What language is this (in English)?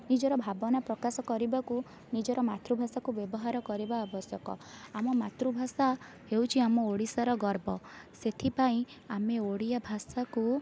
Odia